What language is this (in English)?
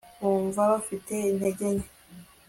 Kinyarwanda